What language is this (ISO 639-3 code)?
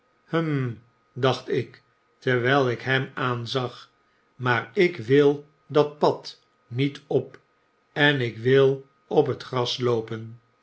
nld